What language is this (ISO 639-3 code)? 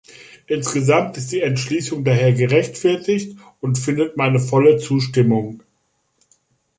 deu